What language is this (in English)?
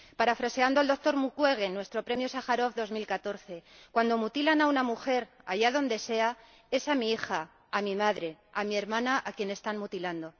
Spanish